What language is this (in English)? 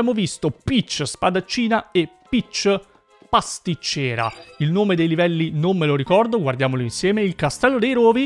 Italian